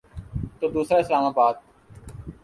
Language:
Urdu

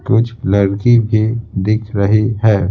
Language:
Hindi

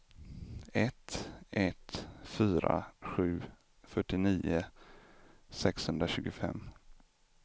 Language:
Swedish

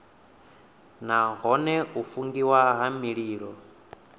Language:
Venda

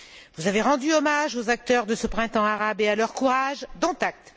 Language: French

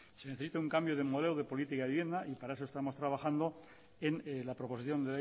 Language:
Spanish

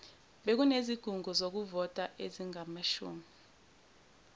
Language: Zulu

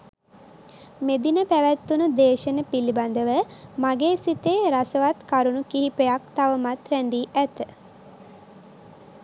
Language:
Sinhala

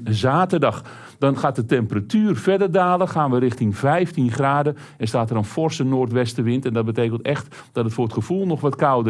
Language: Dutch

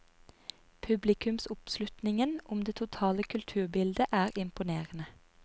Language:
Norwegian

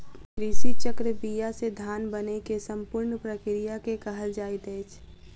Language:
Maithili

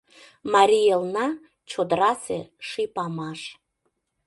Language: Mari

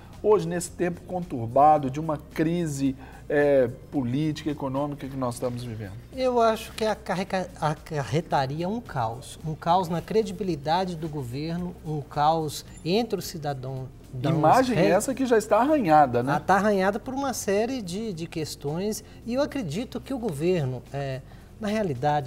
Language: Portuguese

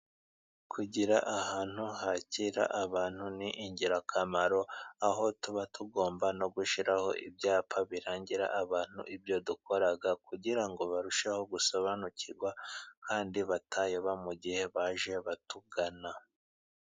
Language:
Kinyarwanda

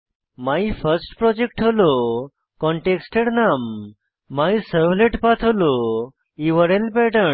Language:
Bangla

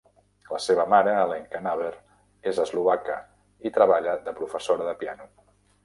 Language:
Catalan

